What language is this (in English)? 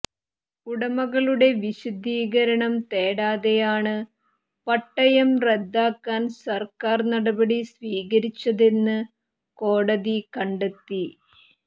Malayalam